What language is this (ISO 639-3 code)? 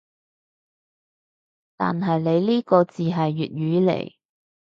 yue